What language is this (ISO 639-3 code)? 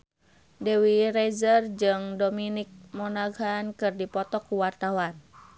sun